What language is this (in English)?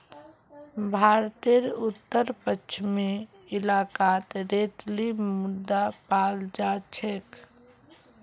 Magahi